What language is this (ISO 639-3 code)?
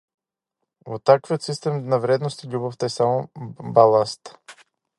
mkd